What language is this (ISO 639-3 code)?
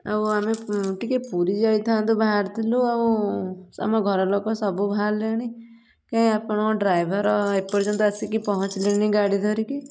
ori